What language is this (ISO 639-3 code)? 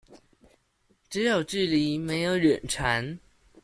zho